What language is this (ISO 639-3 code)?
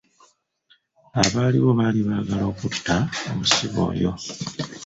lug